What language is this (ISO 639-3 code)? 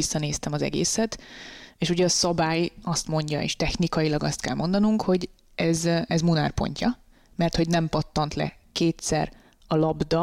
hun